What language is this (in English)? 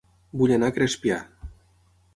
Catalan